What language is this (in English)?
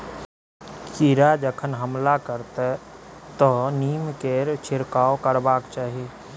Maithili